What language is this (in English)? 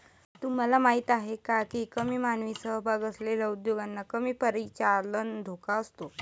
Marathi